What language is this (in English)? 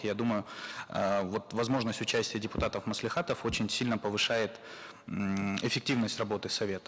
Kazakh